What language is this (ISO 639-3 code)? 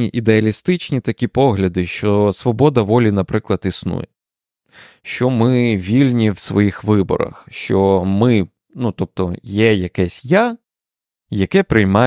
ukr